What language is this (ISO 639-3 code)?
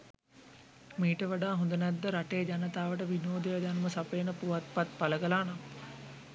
sin